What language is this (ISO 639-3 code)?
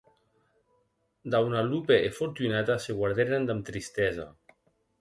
oci